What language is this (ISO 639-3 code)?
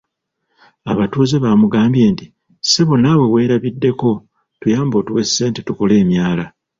lug